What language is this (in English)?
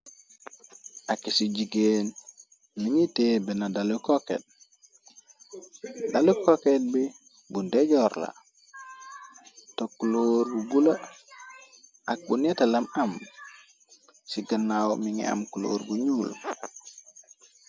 Wolof